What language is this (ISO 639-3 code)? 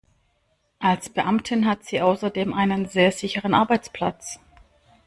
deu